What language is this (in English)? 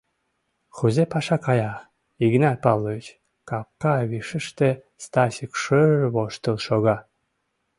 Mari